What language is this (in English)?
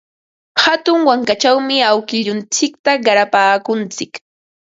Ambo-Pasco Quechua